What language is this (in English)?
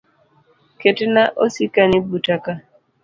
Luo (Kenya and Tanzania)